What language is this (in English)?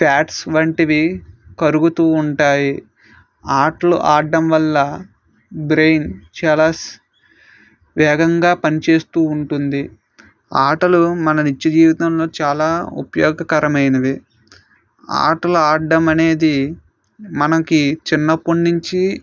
Telugu